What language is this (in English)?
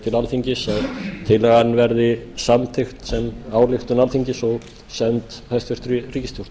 Icelandic